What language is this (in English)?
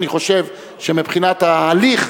Hebrew